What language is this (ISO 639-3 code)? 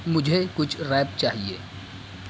urd